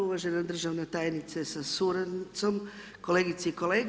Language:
Croatian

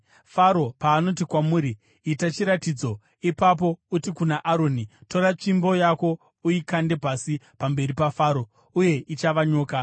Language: Shona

